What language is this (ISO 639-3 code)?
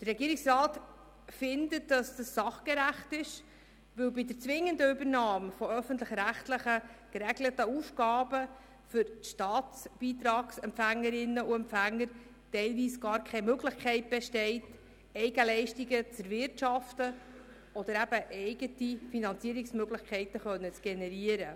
gsw